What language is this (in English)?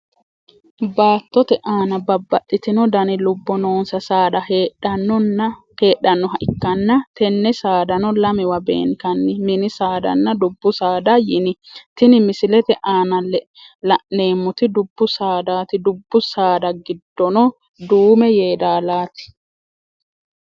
Sidamo